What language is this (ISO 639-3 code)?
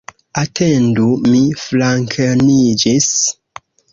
epo